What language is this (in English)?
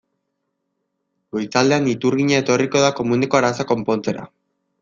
Basque